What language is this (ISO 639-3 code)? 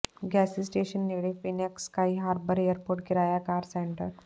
pan